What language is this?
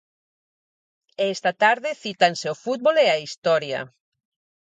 Galician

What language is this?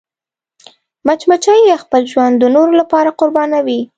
Pashto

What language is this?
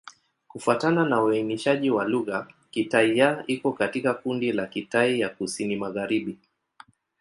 Swahili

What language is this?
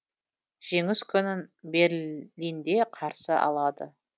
Kazakh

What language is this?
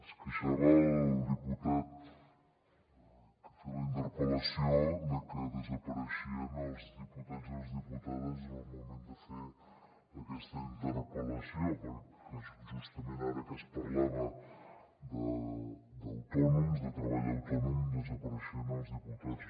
Catalan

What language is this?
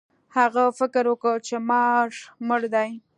Pashto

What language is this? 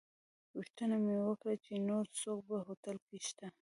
Pashto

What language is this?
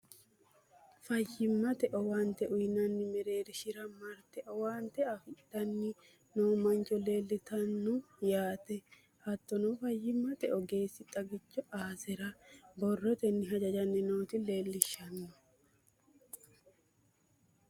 Sidamo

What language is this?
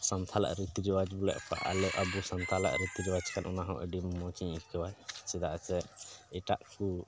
Santali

